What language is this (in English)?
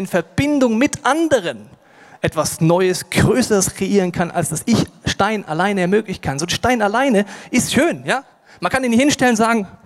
German